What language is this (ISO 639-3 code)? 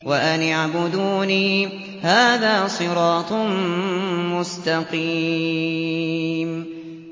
ara